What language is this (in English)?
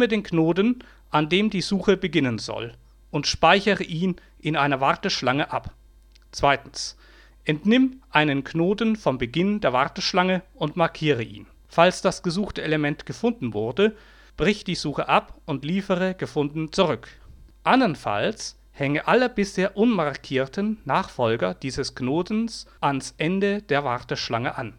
German